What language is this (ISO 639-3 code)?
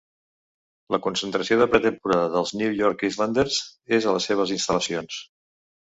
cat